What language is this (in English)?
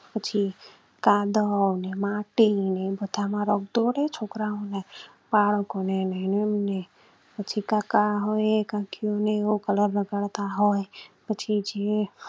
Gujarati